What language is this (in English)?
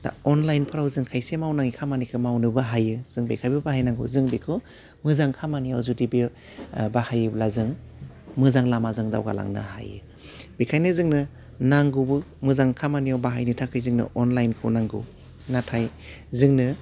Bodo